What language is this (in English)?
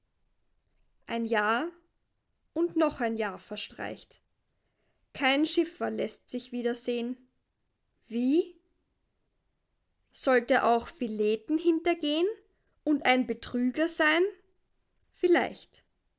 German